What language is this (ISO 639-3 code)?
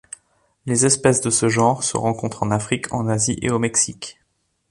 fra